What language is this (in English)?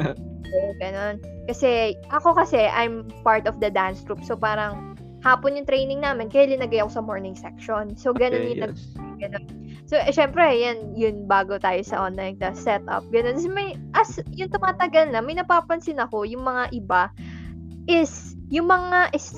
Filipino